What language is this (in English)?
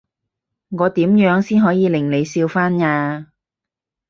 Cantonese